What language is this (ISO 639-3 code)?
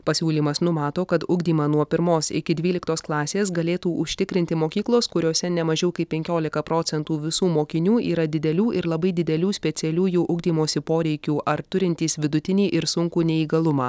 lit